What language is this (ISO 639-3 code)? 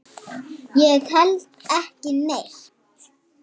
isl